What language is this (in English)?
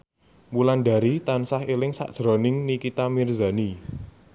Javanese